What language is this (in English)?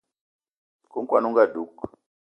Eton (Cameroon)